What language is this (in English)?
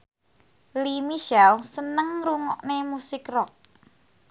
Javanese